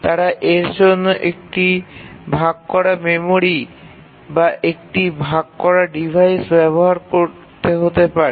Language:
Bangla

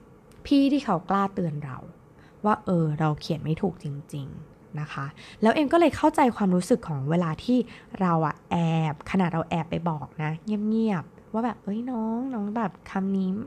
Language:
Thai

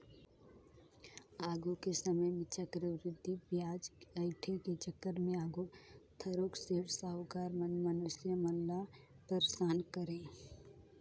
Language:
Chhattisgarhi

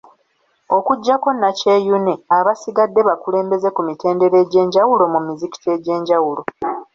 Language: Ganda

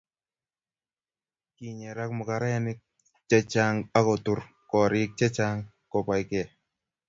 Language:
Kalenjin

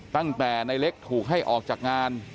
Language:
Thai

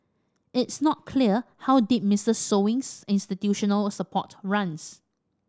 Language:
English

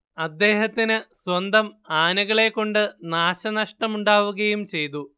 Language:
Malayalam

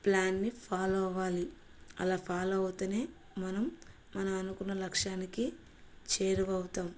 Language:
Telugu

